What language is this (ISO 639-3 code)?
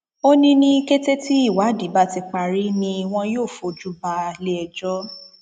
yor